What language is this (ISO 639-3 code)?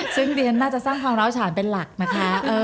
tha